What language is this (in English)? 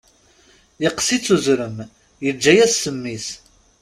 Kabyle